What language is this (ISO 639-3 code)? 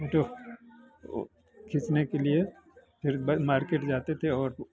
hin